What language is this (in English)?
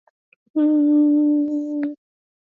Swahili